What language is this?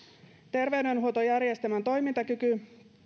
Finnish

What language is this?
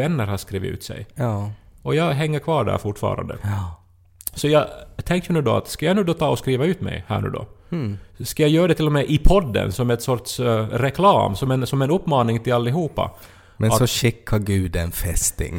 Swedish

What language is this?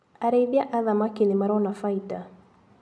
Kikuyu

